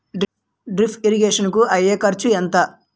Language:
Telugu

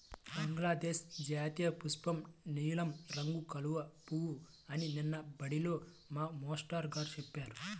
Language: Telugu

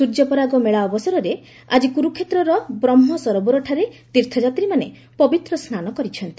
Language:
Odia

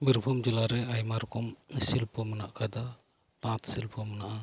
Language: Santali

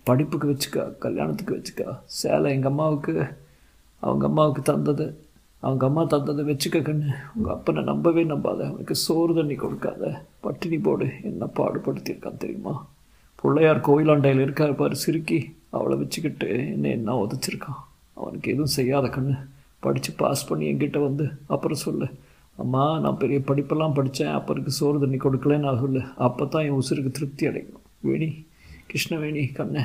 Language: Tamil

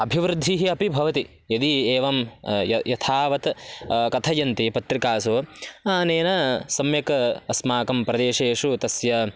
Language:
Sanskrit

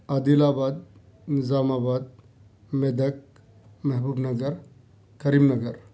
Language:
Urdu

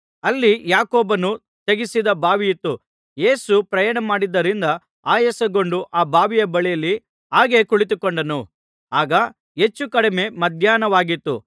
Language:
Kannada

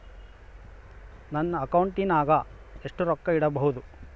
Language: Kannada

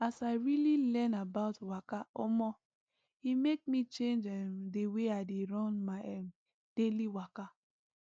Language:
Nigerian Pidgin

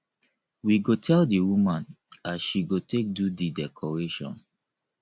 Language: Nigerian Pidgin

